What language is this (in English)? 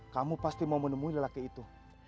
Indonesian